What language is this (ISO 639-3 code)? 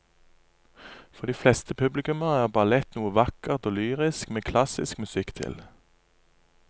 nor